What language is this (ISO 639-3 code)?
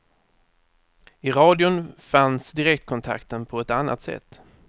swe